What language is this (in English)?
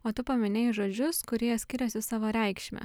Lithuanian